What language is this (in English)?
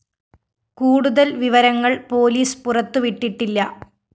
Malayalam